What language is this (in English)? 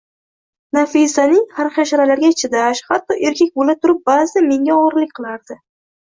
Uzbek